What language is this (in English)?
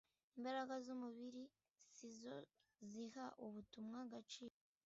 Kinyarwanda